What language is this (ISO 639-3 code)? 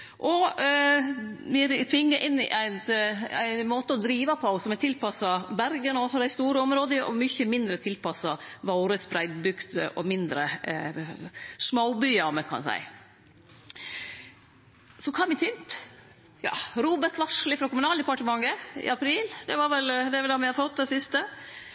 nno